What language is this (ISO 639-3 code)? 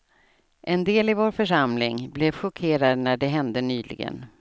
swe